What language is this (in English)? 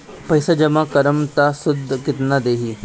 Bhojpuri